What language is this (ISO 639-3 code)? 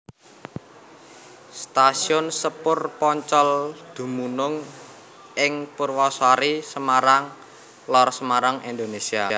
jav